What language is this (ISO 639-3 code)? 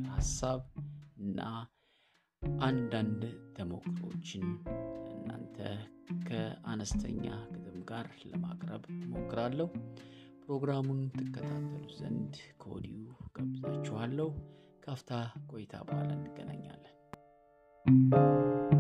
amh